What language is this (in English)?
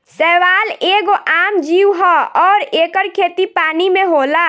Bhojpuri